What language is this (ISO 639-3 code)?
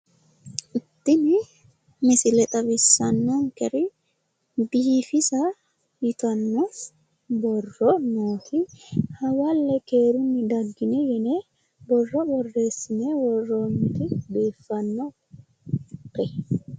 sid